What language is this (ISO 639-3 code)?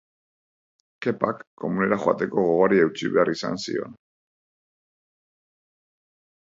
eus